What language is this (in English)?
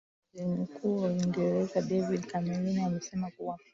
Swahili